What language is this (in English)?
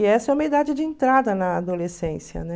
Portuguese